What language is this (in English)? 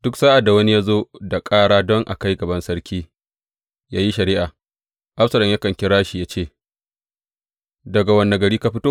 Hausa